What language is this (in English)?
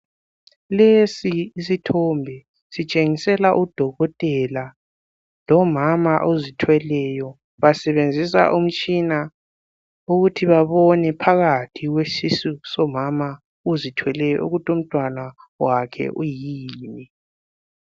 North Ndebele